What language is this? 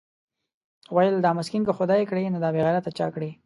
Pashto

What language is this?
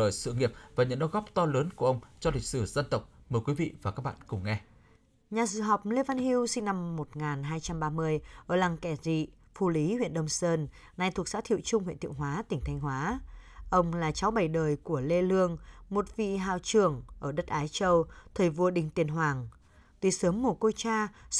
Vietnamese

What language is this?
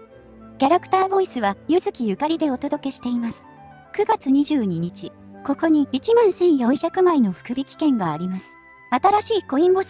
Japanese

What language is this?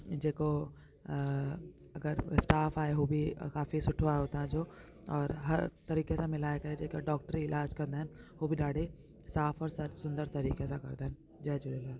Sindhi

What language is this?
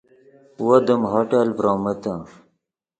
Yidgha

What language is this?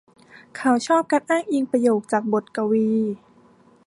Thai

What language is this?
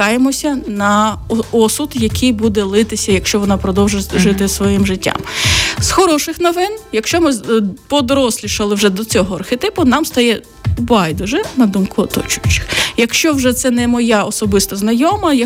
Ukrainian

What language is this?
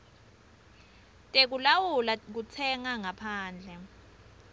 Swati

